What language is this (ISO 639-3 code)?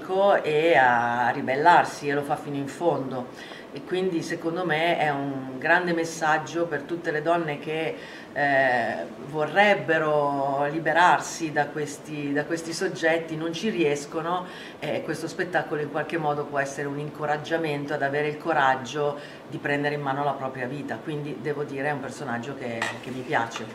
ita